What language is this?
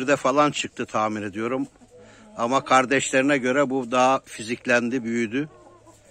Turkish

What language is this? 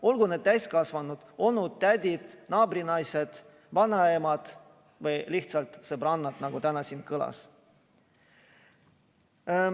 Estonian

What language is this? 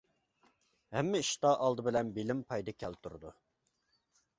Uyghur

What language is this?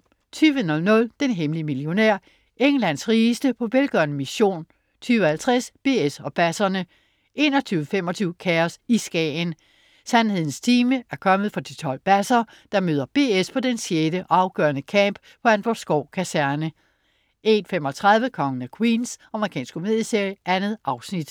Danish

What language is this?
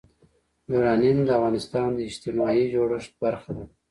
Pashto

